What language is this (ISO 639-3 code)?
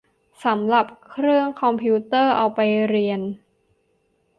tha